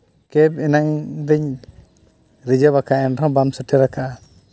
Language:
Santali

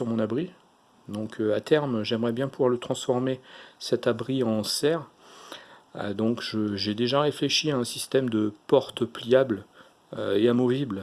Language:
French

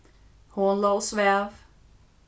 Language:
Faroese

